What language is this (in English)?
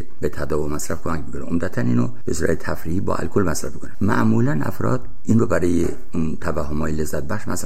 Persian